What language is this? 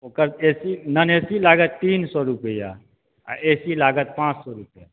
Maithili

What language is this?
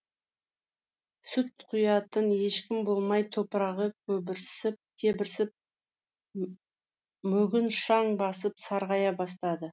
Kazakh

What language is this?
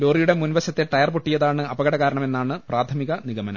Malayalam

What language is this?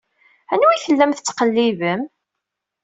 Kabyle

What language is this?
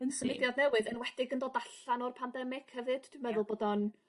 Welsh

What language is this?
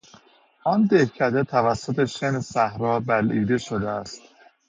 Persian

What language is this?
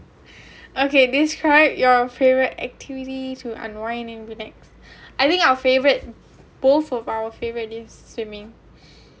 English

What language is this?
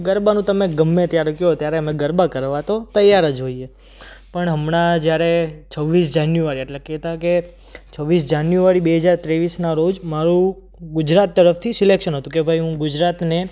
Gujarati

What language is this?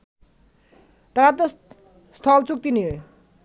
Bangla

